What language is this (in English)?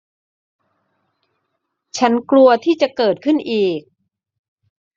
Thai